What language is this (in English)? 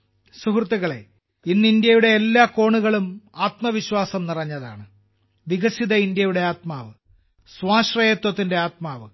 Malayalam